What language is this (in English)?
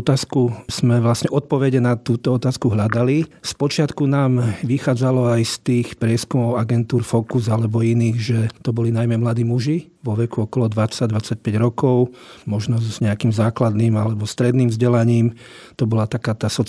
Slovak